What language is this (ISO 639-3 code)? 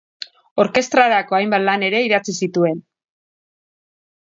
eus